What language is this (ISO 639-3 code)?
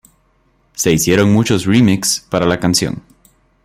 spa